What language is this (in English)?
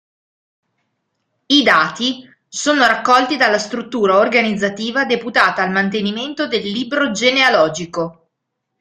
Italian